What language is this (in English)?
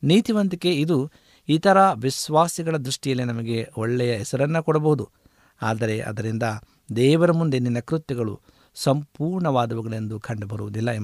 Kannada